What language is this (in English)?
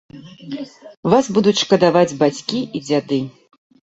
Belarusian